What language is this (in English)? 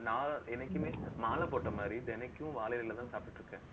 Tamil